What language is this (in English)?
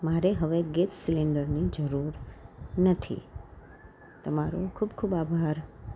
Gujarati